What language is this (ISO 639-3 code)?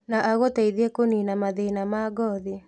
kik